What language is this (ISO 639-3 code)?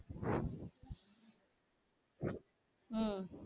tam